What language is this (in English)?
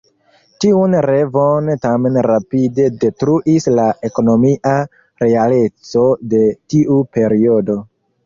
Esperanto